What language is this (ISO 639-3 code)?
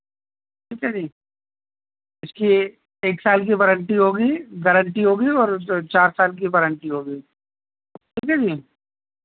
urd